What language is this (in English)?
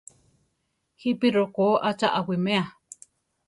Central Tarahumara